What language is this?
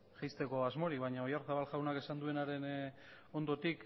Basque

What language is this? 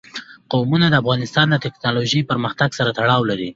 Pashto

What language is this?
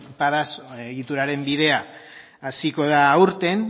Basque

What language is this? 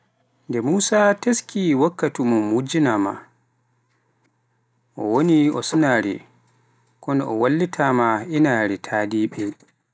Pular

